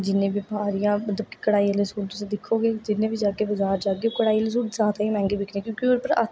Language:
Dogri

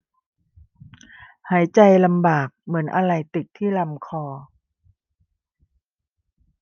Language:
Thai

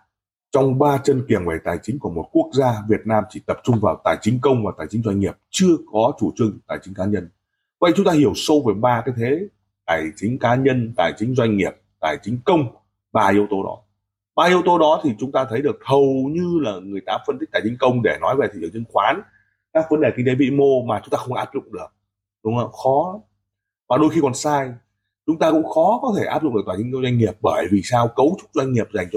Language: Vietnamese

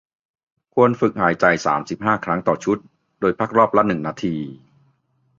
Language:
Thai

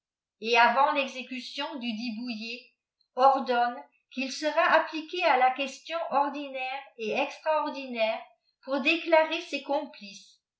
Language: French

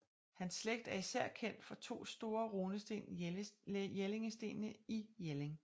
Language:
Danish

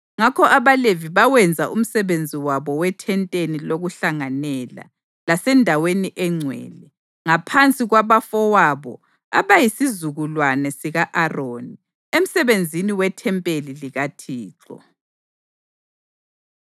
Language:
North Ndebele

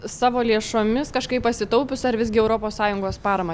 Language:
Lithuanian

